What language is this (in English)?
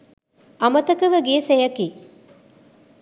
Sinhala